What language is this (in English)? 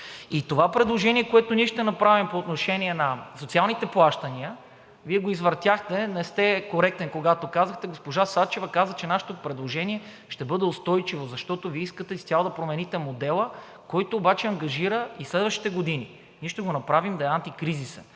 Bulgarian